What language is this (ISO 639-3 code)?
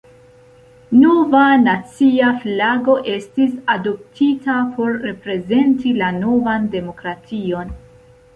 epo